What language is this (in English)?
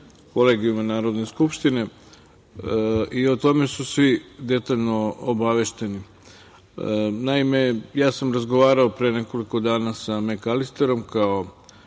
Serbian